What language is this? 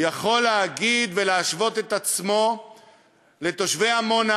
Hebrew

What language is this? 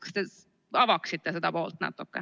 Estonian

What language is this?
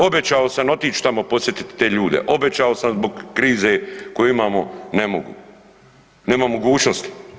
Croatian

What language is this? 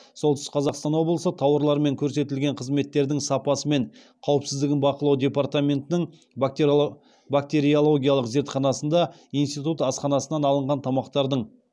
Kazakh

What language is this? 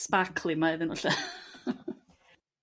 Welsh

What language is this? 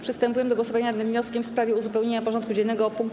Polish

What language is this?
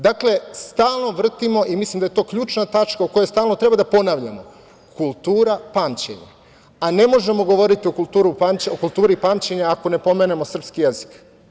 Serbian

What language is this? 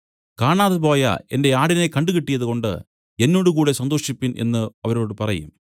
Malayalam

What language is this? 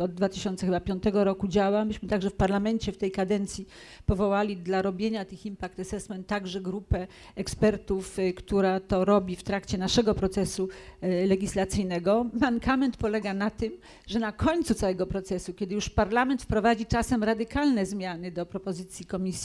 Polish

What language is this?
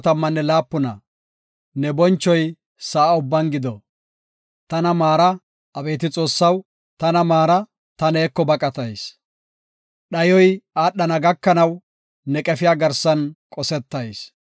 Gofa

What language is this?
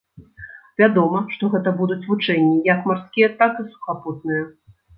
Belarusian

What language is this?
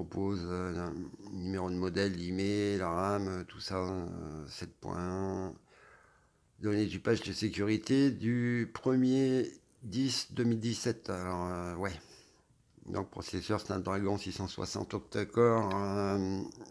French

